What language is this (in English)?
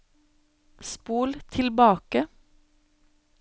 Norwegian